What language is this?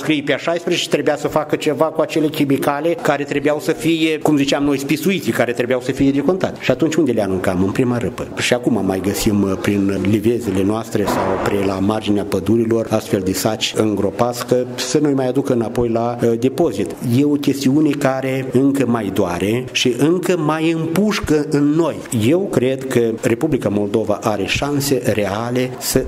Romanian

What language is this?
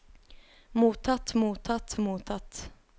Norwegian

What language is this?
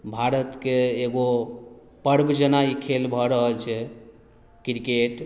Maithili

